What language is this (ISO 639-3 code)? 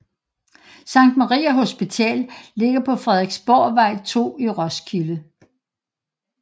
dan